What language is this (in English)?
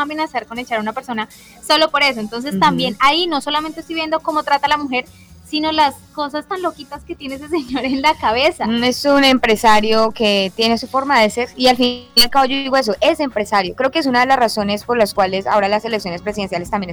Spanish